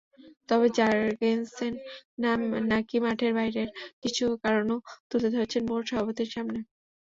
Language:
Bangla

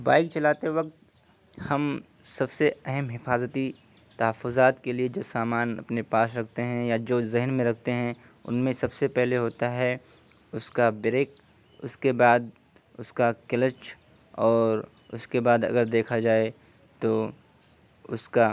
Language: Urdu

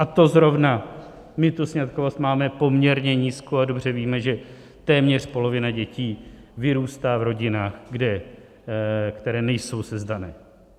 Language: Czech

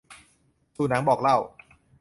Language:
Thai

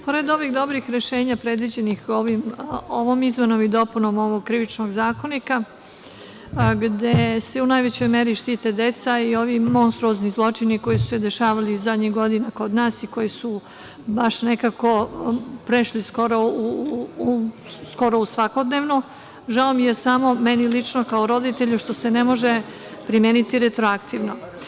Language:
Serbian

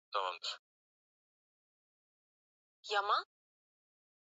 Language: Swahili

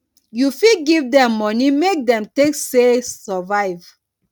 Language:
Nigerian Pidgin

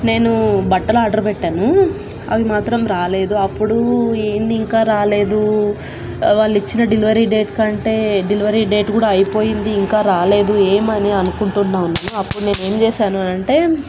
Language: Telugu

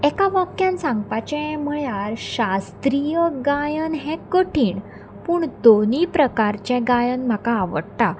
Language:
Konkani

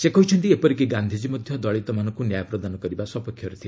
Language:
Odia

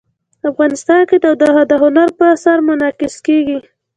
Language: Pashto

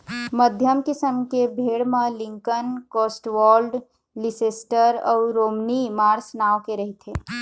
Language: Chhattisgarhi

